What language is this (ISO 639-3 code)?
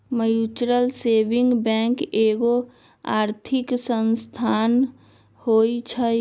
mag